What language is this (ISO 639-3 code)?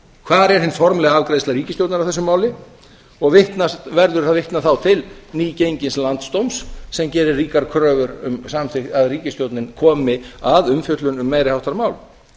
isl